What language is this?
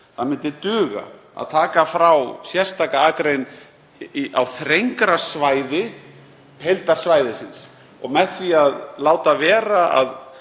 Icelandic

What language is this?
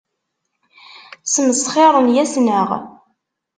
Kabyle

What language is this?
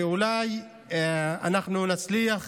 Hebrew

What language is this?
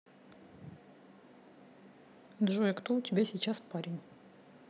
Russian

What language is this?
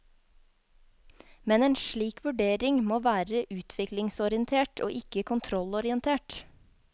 Norwegian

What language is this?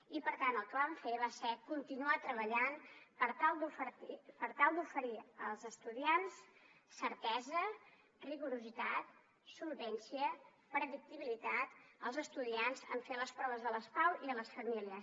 Catalan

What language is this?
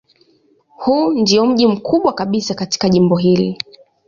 Swahili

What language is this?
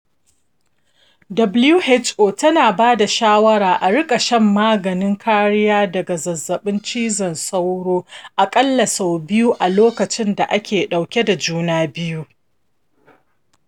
Hausa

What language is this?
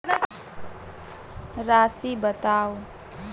Maithili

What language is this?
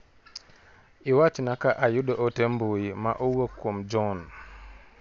Luo (Kenya and Tanzania)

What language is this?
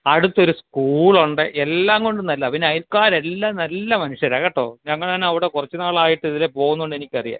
Malayalam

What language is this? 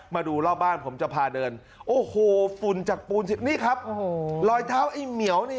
Thai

